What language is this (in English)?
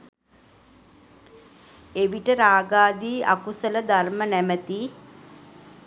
Sinhala